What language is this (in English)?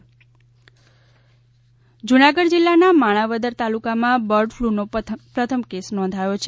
Gujarati